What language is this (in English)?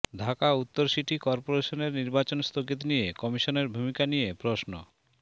Bangla